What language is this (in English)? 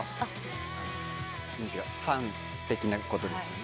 Japanese